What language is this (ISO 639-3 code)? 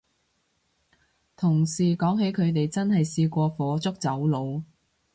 yue